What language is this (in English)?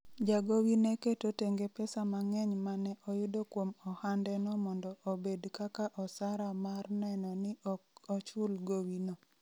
Luo (Kenya and Tanzania)